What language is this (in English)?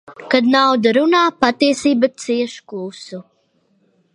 Latvian